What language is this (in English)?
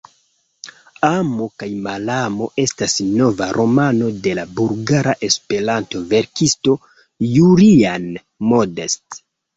Esperanto